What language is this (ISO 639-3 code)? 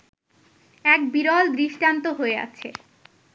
ben